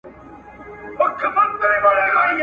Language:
Pashto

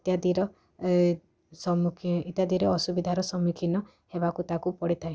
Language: Odia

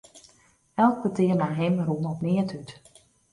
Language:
Western Frisian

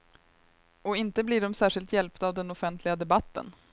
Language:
Swedish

